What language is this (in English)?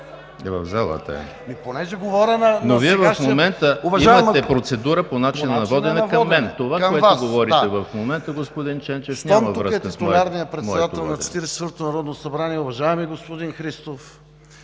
Bulgarian